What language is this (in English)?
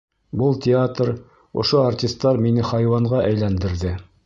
Bashkir